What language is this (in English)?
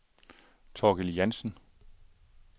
Danish